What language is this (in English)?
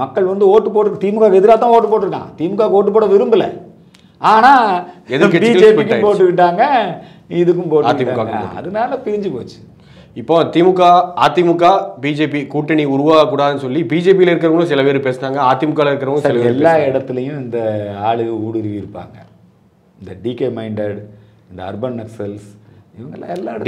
Tamil